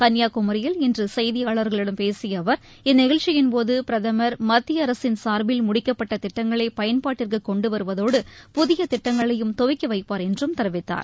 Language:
Tamil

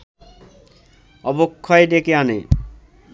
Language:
Bangla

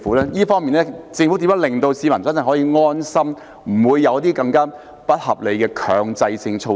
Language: Cantonese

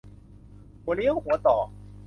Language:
Thai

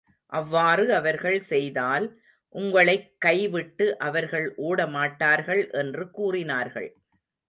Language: Tamil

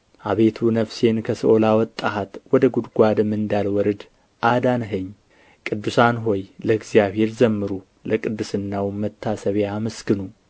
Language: Amharic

